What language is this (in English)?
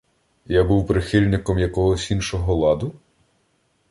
Ukrainian